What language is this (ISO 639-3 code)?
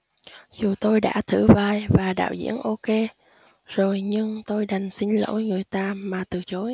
vie